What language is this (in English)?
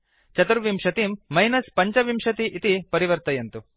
Sanskrit